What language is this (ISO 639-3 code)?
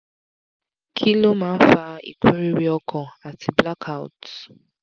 yor